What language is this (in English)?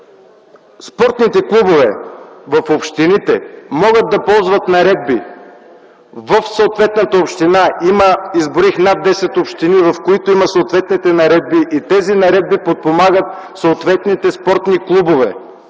Bulgarian